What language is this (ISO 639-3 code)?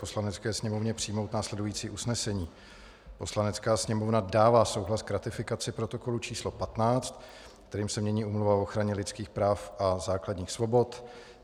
ces